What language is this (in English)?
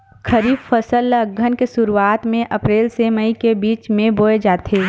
Chhattisgarhi